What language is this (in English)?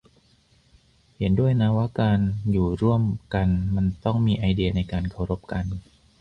Thai